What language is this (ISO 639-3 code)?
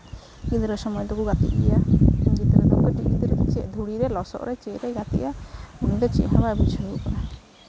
sat